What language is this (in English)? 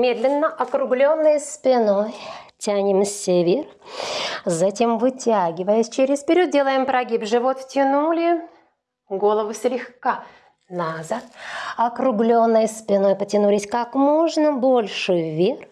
Russian